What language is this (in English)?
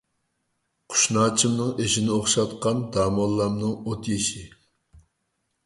Uyghur